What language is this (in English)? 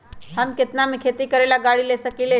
Magahi